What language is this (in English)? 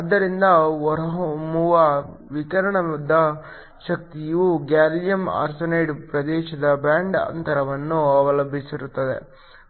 Kannada